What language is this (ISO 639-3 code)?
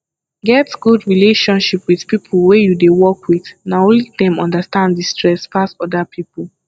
pcm